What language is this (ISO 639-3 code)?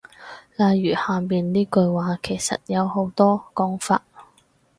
yue